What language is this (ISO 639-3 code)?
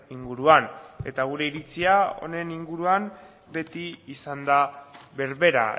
eus